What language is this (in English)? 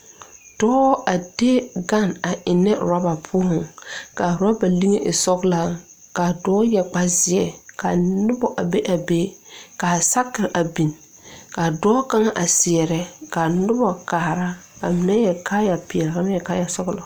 Southern Dagaare